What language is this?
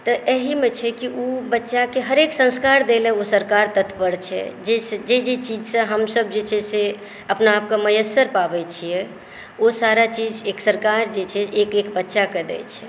Maithili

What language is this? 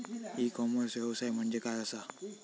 Marathi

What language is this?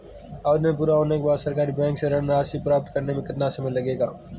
Hindi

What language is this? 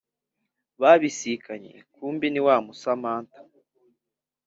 Kinyarwanda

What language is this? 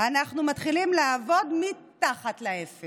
Hebrew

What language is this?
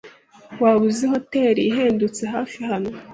Kinyarwanda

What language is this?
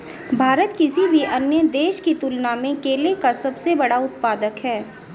Hindi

